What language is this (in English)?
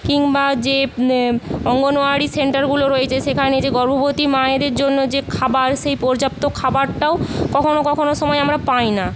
Bangla